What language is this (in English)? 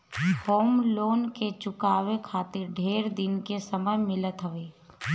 Bhojpuri